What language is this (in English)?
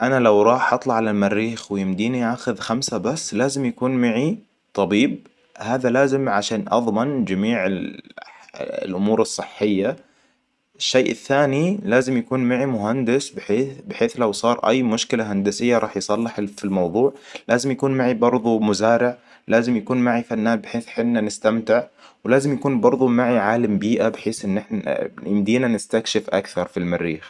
Hijazi Arabic